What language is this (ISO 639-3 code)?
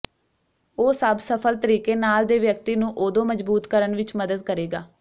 pan